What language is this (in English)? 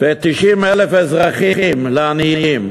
Hebrew